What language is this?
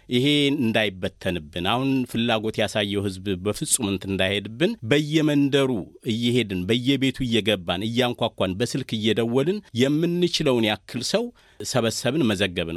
Amharic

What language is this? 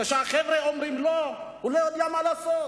Hebrew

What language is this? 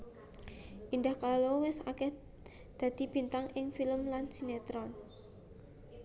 Javanese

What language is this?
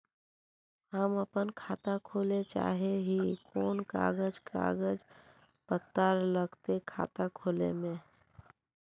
Magahi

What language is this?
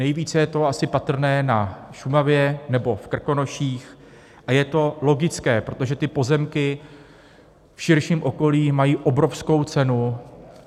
Czech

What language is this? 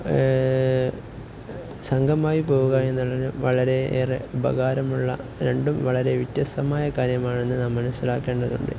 Malayalam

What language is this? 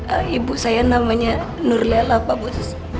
Indonesian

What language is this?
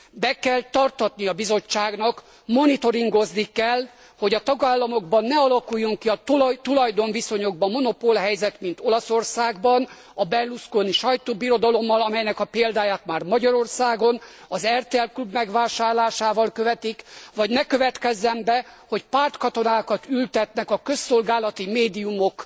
Hungarian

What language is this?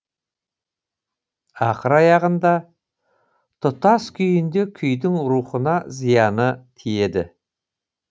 Kazakh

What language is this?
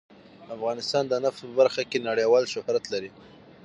Pashto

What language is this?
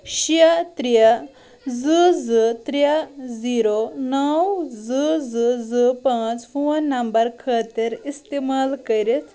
Kashmiri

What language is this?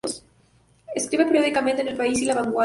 Spanish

